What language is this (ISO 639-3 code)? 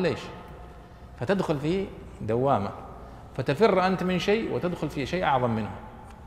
ara